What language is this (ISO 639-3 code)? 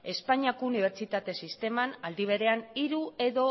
eus